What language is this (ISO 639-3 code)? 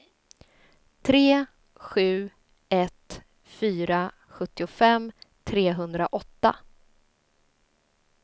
swe